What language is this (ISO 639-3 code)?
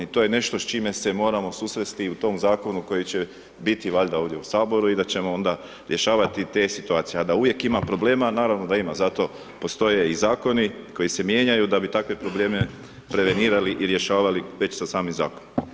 hrv